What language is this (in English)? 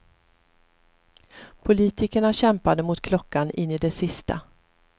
Swedish